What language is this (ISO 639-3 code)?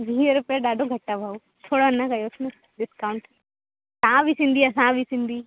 snd